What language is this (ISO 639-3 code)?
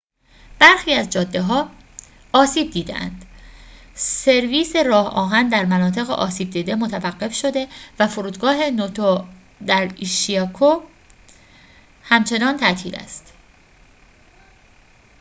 fas